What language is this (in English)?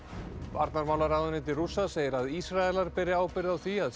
Icelandic